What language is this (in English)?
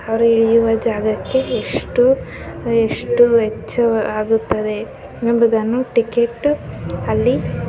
Kannada